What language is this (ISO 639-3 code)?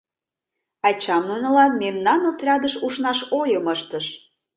chm